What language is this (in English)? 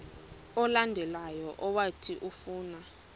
Xhosa